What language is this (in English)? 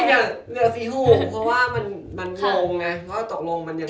Thai